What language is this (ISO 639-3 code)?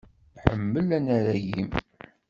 kab